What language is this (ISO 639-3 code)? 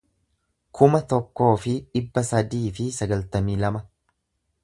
orm